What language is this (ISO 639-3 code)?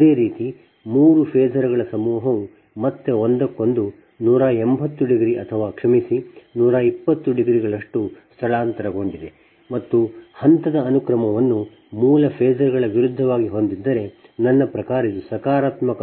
kan